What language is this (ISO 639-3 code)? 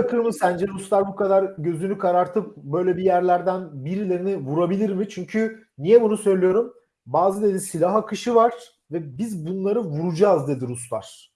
tur